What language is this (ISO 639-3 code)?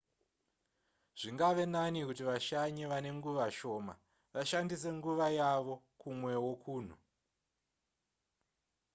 sna